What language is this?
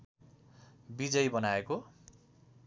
Nepali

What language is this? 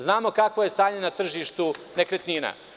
Serbian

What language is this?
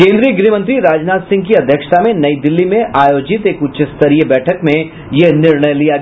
Hindi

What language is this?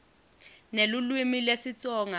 Swati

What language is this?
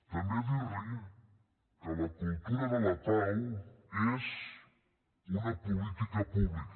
Catalan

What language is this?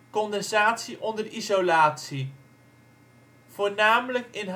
Dutch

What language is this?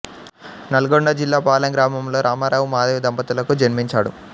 Telugu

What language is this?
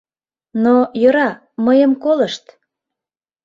Mari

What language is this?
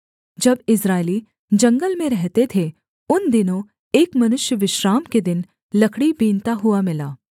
Hindi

